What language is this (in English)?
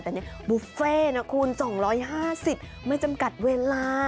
Thai